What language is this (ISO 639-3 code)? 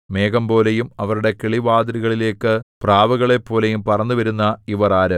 mal